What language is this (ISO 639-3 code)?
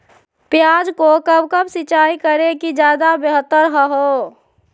mag